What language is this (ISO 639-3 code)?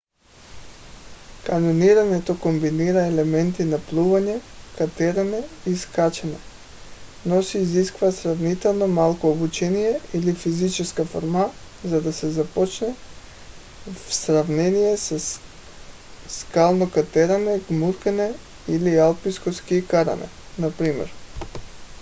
bul